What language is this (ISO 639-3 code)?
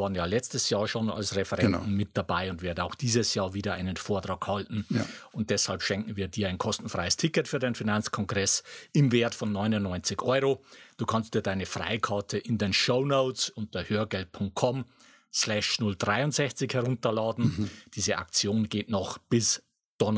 deu